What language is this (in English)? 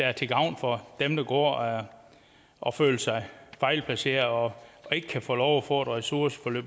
Danish